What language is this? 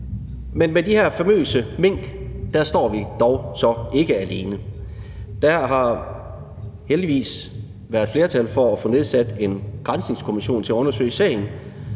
Danish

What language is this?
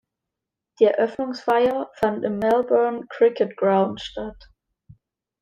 German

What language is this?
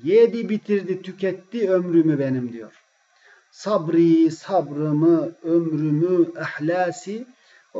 Turkish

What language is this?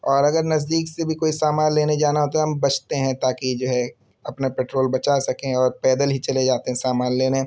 Urdu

